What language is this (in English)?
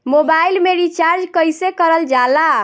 Bhojpuri